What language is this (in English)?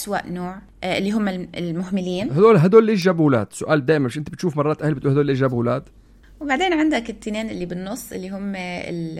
Arabic